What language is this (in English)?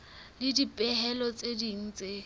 Southern Sotho